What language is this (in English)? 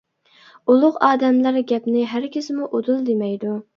Uyghur